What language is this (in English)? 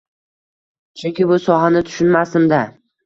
Uzbek